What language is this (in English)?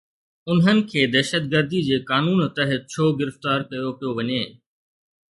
Sindhi